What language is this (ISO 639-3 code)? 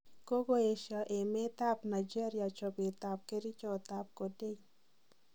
kln